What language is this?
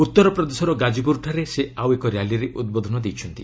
Odia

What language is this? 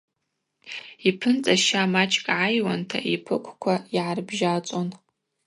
Abaza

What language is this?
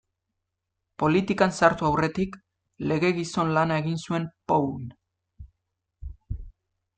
Basque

